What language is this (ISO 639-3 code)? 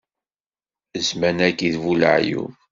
kab